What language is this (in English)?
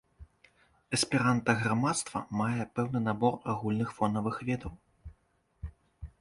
Belarusian